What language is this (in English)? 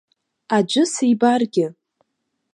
Abkhazian